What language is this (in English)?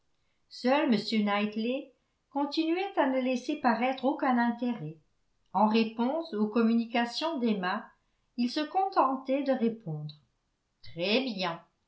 French